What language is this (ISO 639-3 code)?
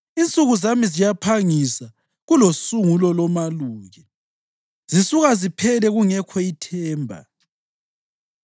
nde